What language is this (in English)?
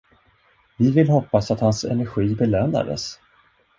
Swedish